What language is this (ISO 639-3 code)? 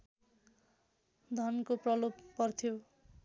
nep